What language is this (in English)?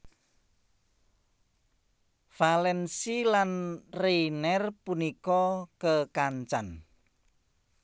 Javanese